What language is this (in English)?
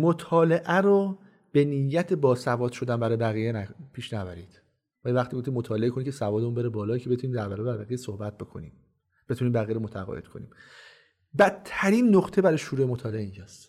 Persian